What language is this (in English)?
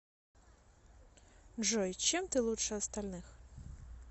Russian